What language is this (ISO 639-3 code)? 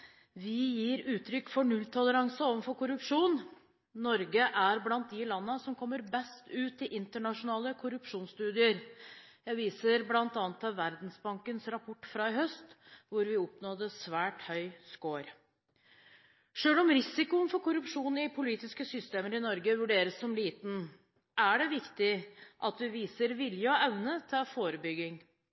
nob